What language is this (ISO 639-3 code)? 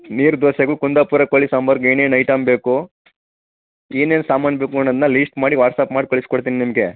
kan